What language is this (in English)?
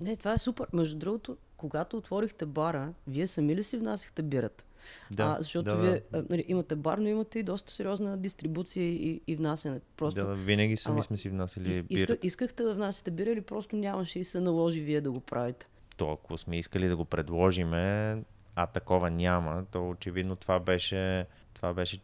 Bulgarian